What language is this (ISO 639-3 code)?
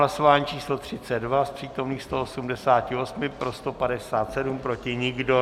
ces